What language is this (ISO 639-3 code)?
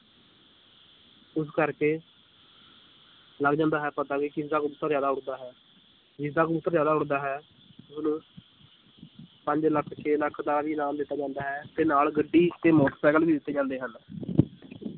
pan